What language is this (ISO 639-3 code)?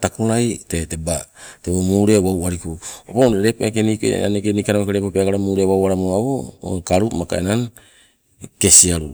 nco